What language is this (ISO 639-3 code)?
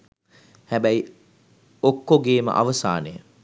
sin